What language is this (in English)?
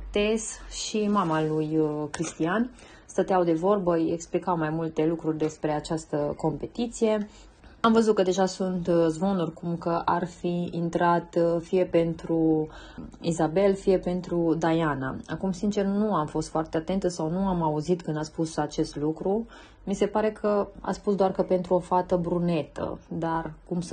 Romanian